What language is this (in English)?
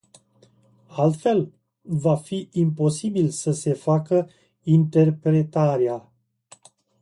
Romanian